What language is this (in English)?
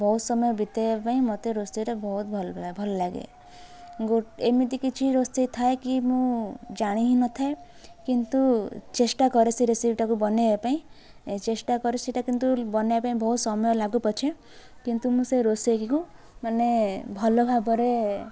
Odia